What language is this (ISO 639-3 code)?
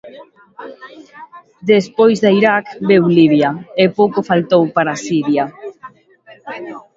glg